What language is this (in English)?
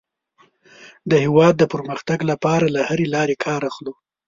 Pashto